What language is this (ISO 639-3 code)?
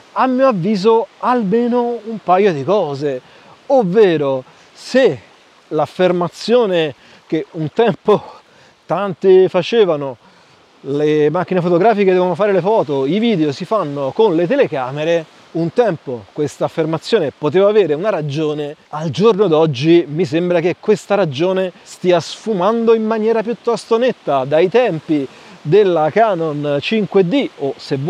ita